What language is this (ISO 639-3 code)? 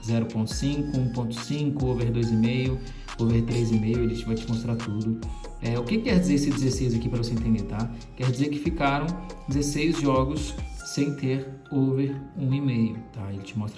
por